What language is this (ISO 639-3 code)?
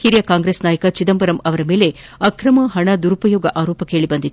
kan